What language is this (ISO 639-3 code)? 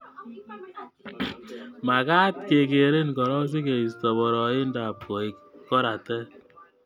kln